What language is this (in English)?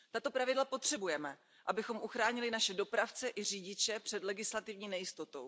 Czech